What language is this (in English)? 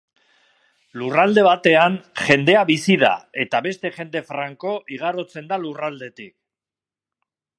Basque